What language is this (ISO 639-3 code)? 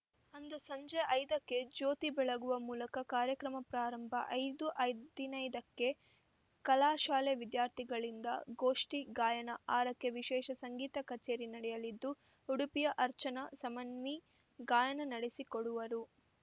kan